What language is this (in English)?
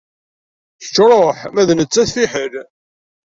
Kabyle